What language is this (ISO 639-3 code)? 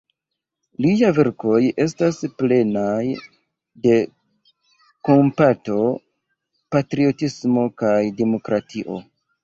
epo